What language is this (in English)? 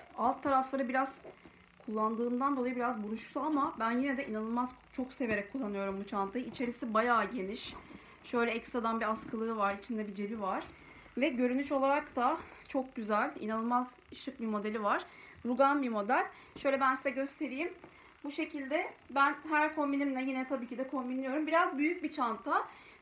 Turkish